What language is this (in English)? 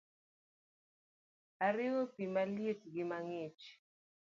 Luo (Kenya and Tanzania)